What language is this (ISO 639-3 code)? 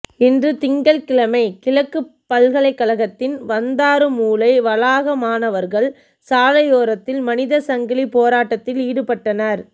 tam